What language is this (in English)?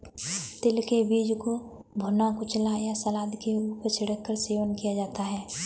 Hindi